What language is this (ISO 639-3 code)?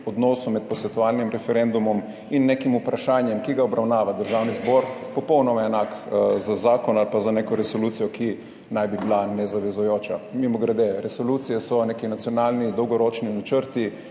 slv